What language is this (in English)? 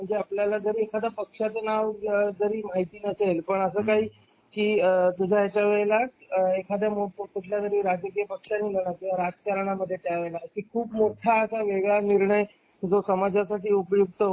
Marathi